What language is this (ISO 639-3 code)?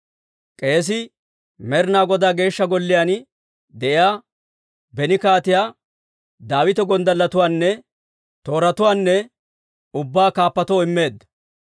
dwr